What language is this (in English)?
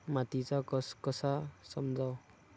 Marathi